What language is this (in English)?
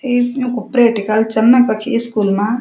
Garhwali